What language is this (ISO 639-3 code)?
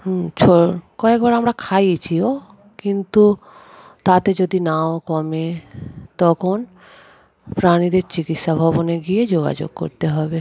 ben